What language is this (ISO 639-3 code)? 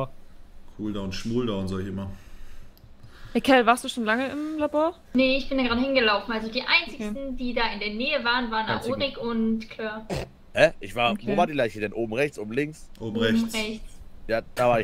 deu